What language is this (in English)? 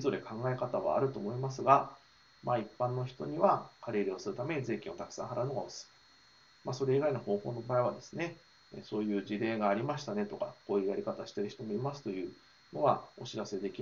Japanese